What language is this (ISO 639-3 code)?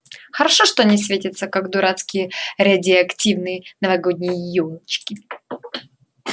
rus